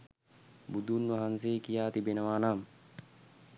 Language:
Sinhala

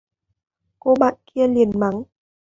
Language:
Vietnamese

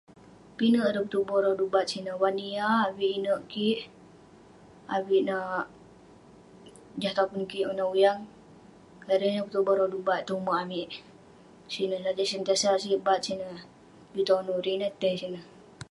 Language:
Western Penan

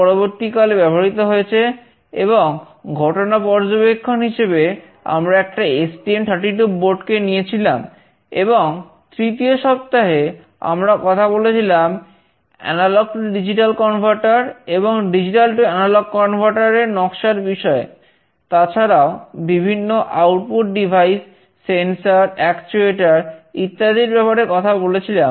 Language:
Bangla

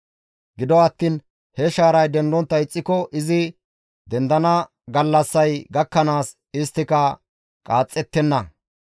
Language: Gamo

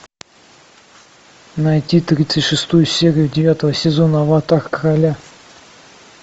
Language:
Russian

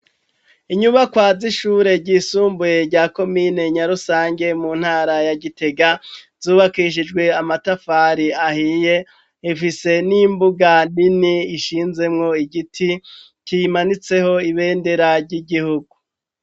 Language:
Rundi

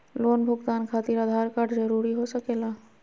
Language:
Magahi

